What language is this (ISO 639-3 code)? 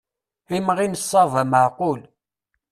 kab